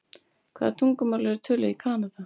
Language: Icelandic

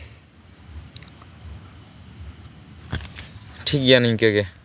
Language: Santali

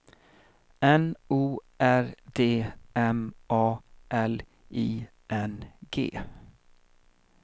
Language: Swedish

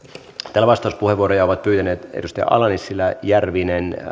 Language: Finnish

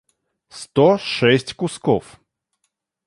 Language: Russian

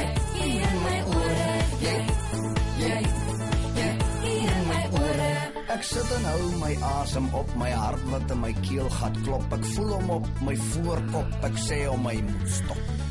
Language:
Lithuanian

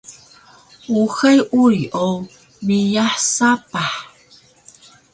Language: Taroko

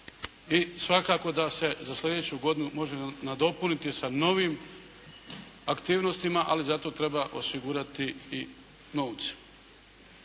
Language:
Croatian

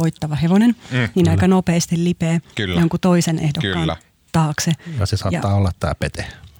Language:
Finnish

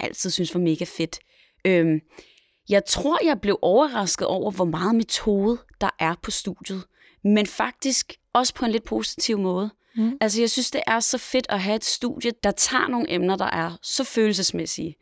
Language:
Danish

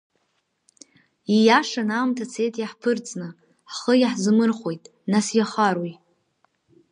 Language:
Abkhazian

